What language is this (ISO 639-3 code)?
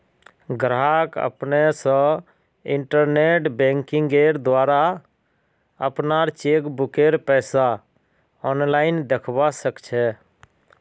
mag